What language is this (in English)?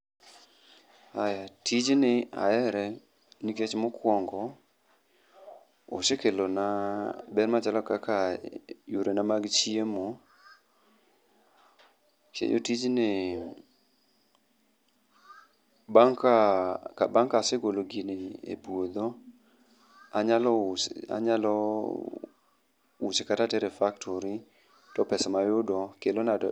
Luo (Kenya and Tanzania)